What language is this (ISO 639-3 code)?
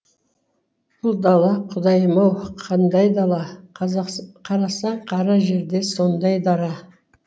kaz